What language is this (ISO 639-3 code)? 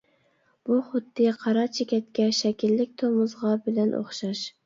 uig